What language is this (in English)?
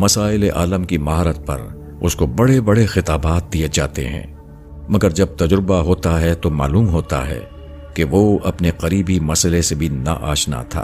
Urdu